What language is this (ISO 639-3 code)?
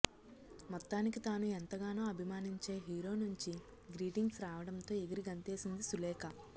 tel